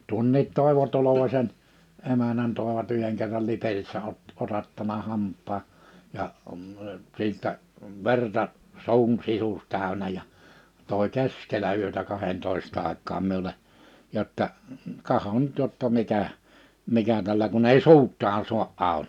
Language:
Finnish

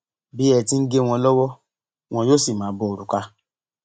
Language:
Yoruba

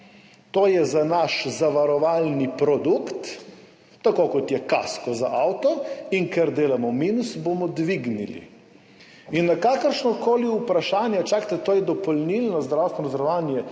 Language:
Slovenian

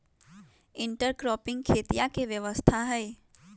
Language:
Magahi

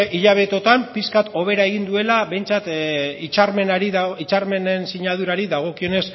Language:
Basque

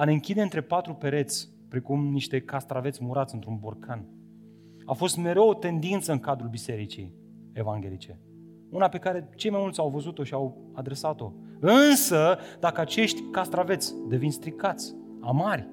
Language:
Romanian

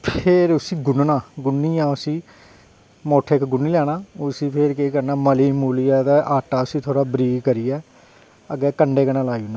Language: Dogri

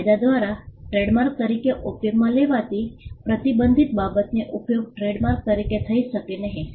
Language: Gujarati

